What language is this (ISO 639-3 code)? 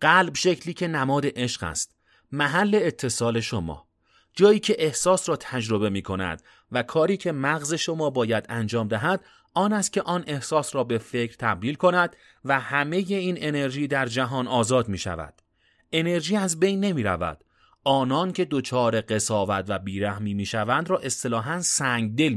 fas